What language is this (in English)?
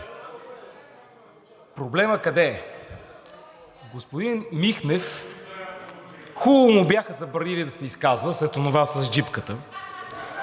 Bulgarian